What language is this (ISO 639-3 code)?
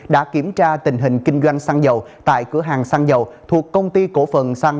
vie